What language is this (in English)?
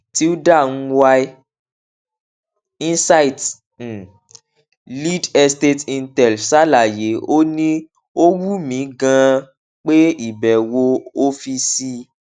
Yoruba